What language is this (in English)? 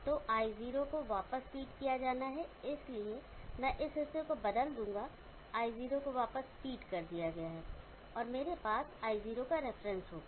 Hindi